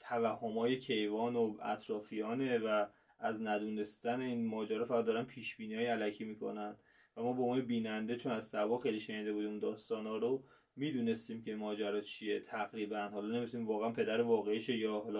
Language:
Persian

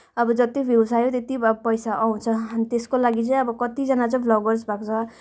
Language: Nepali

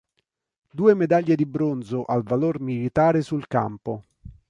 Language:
Italian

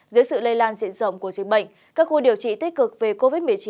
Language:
Vietnamese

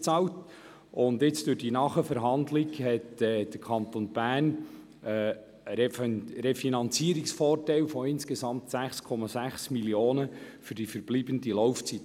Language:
Swiss German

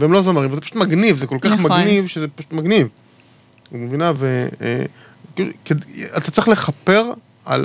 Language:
Hebrew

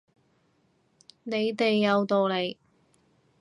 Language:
Cantonese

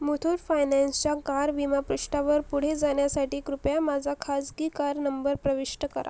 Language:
Marathi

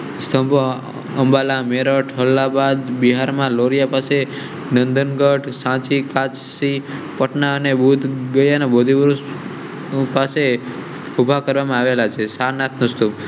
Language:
Gujarati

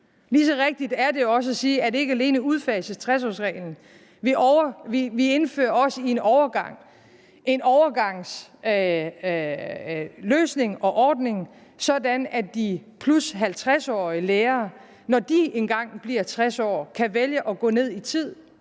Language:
Danish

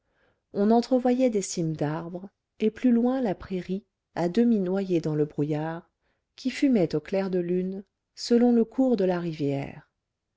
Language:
French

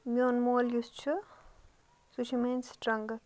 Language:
Kashmiri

